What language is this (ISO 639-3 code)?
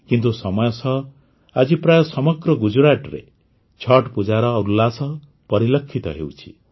ori